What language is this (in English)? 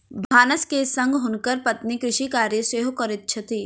Maithili